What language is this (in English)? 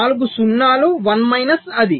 Telugu